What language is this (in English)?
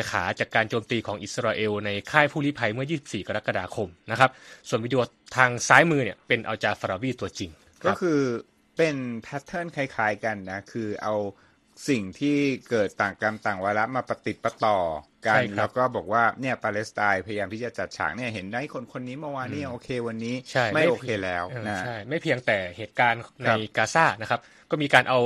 Thai